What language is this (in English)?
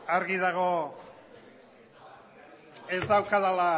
Basque